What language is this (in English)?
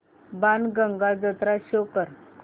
Marathi